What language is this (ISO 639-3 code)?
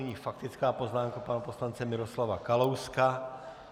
ces